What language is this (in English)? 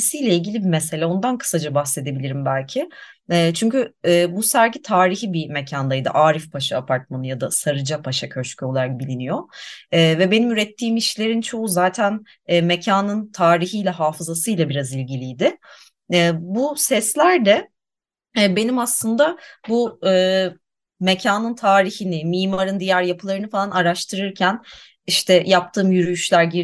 Turkish